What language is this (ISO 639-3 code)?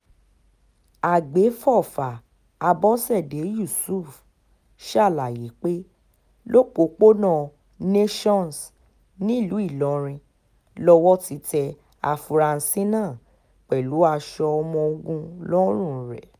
yor